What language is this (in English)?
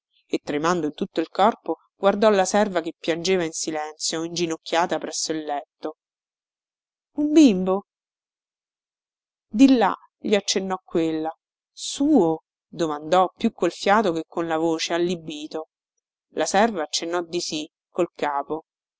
Italian